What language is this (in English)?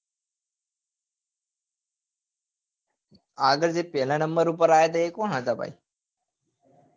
Gujarati